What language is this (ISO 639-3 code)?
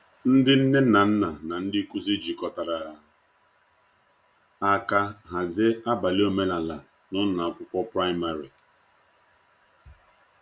ibo